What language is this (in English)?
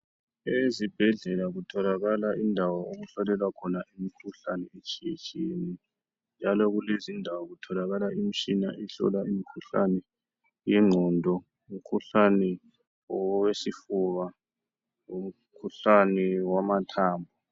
North Ndebele